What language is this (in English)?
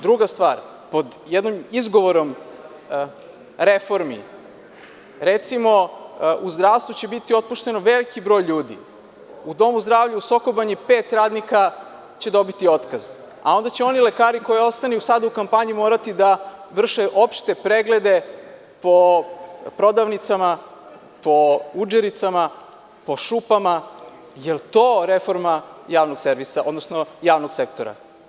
Serbian